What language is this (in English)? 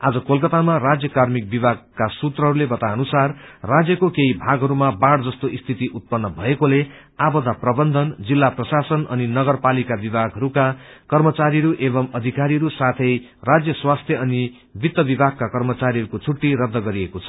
Nepali